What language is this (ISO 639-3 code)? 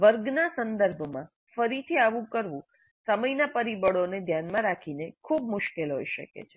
guj